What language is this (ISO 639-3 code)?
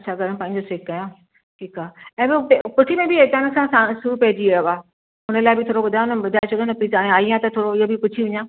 snd